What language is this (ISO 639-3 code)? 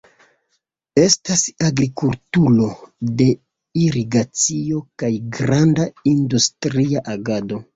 epo